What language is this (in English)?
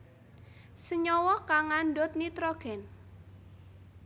Javanese